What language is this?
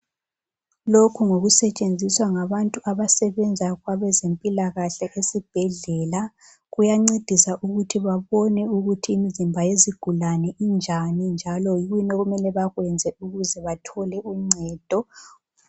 North Ndebele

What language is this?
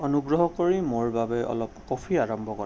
Assamese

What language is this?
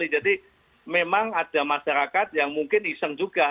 Indonesian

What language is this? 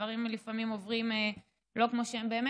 Hebrew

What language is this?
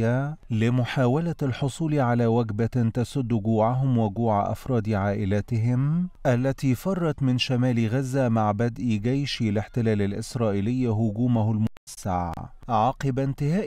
Arabic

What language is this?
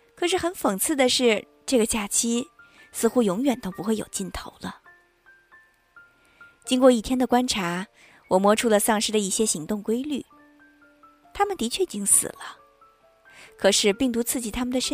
Chinese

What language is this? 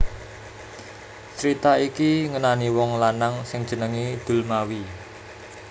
Javanese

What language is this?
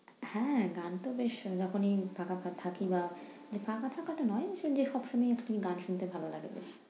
Bangla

